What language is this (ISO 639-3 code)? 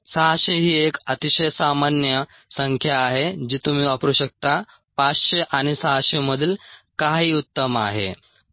mar